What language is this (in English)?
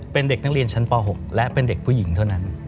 Thai